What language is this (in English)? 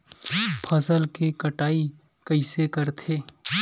Chhattisgarhi